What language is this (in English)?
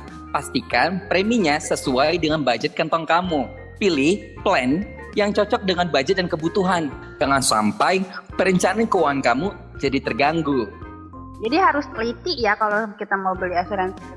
Indonesian